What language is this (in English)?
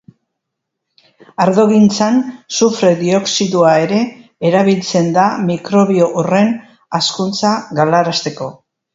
Basque